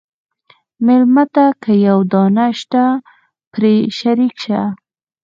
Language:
Pashto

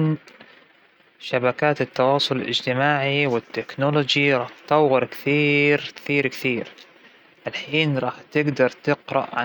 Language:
Hijazi Arabic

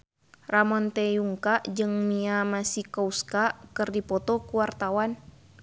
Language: Sundanese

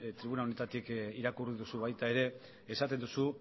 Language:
Basque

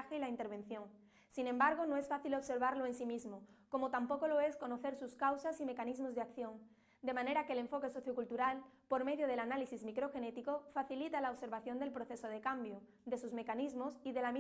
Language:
Spanish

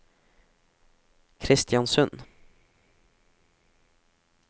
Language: Norwegian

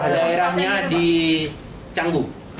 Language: Indonesian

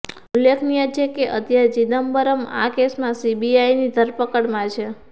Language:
Gujarati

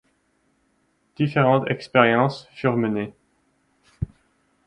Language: French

